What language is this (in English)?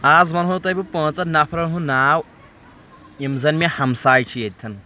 Kashmiri